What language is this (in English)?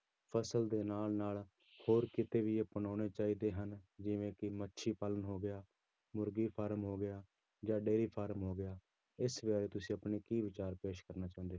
Punjabi